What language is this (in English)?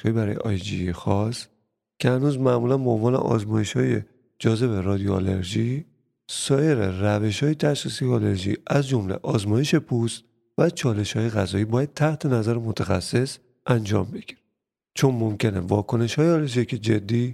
Persian